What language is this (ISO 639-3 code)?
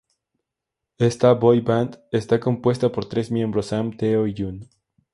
spa